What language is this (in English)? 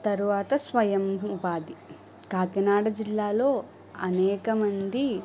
Telugu